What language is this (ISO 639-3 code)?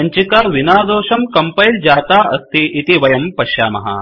san